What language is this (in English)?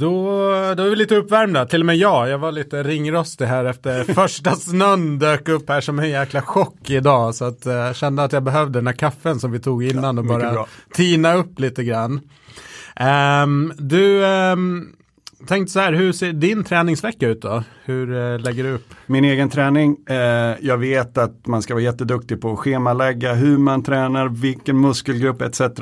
Swedish